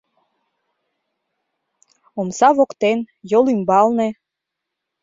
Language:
Mari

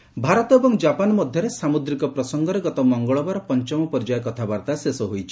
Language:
Odia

